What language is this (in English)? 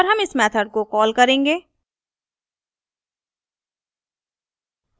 Hindi